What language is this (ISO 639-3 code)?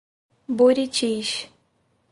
por